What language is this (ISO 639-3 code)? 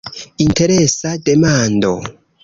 epo